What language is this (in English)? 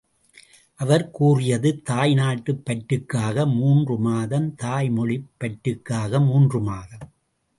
Tamil